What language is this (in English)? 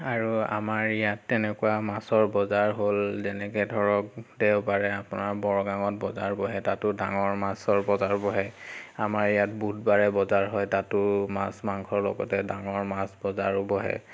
Assamese